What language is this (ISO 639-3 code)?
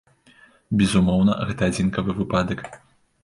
bel